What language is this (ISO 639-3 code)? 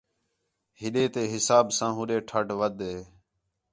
xhe